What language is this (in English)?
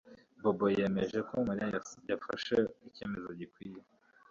Kinyarwanda